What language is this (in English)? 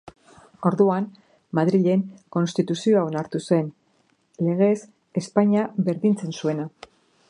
Basque